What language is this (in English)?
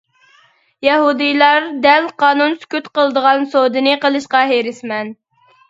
Uyghur